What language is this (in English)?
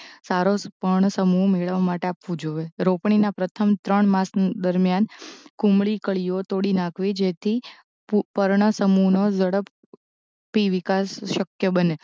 Gujarati